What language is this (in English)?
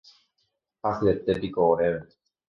Guarani